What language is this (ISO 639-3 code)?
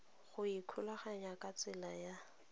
tsn